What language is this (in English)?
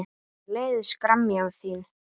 Icelandic